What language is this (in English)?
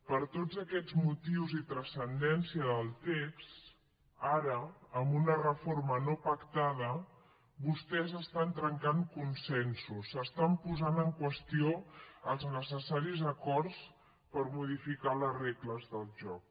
Catalan